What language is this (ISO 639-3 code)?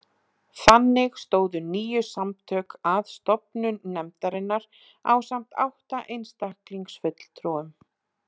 isl